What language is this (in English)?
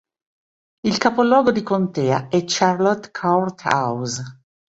Italian